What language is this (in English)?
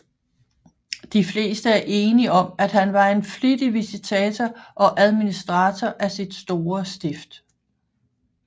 Danish